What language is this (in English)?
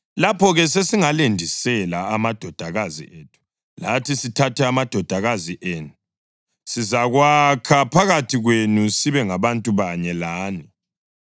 North Ndebele